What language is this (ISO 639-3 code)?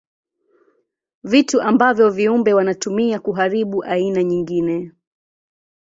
swa